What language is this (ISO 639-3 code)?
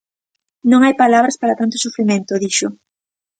glg